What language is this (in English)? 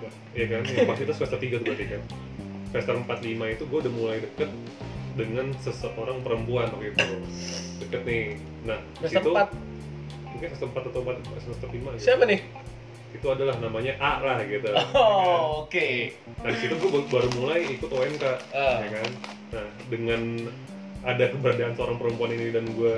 Indonesian